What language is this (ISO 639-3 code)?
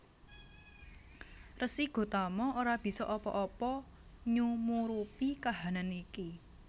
jav